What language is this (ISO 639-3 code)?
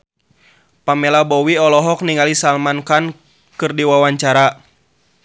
sun